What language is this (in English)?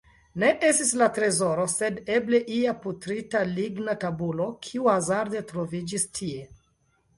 Esperanto